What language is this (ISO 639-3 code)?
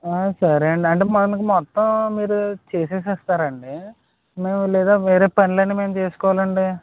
tel